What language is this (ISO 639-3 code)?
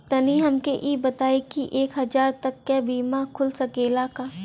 bho